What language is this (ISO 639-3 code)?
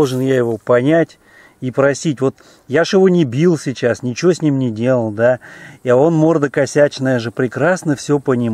rus